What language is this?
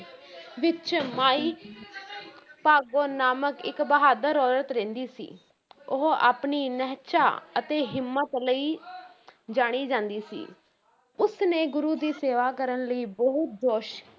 Punjabi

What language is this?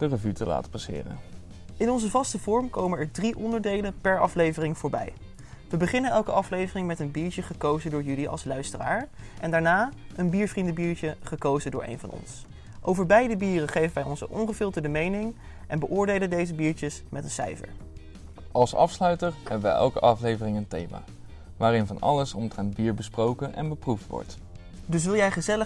Dutch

